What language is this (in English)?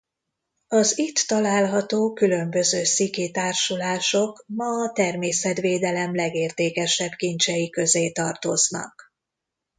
Hungarian